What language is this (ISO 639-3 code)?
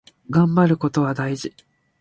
jpn